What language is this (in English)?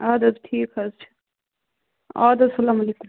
Kashmiri